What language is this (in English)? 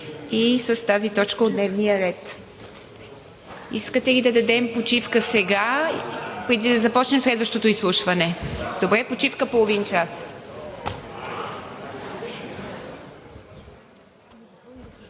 Bulgarian